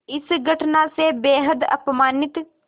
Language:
Hindi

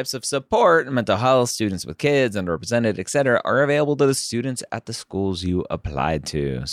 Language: English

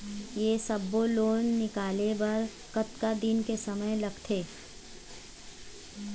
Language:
Chhattisgarhi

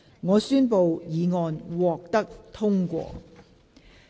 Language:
Cantonese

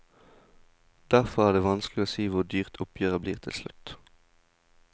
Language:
Norwegian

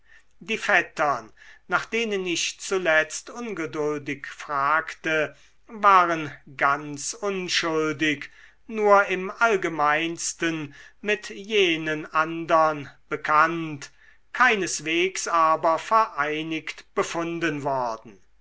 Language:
German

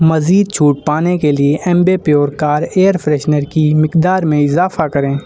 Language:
Urdu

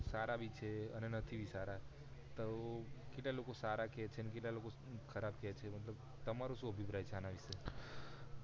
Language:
Gujarati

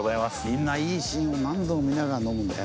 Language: Japanese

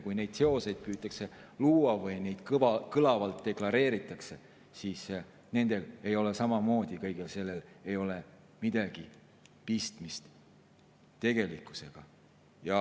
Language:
Estonian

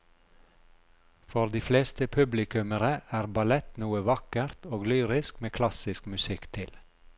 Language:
Norwegian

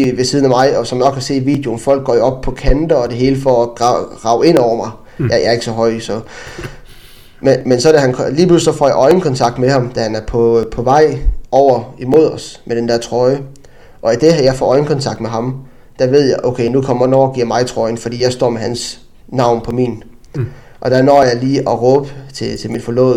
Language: Danish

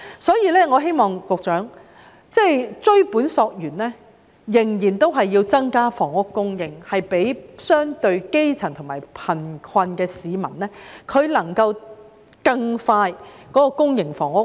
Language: Cantonese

